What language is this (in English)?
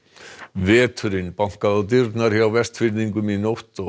Icelandic